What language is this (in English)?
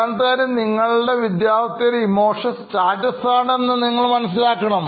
Malayalam